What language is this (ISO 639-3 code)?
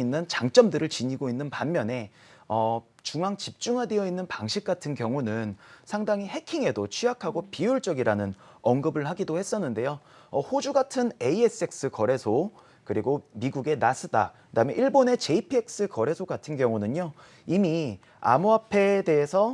kor